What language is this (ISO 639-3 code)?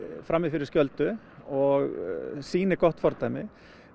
isl